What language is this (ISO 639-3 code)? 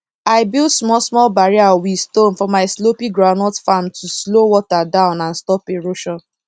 pcm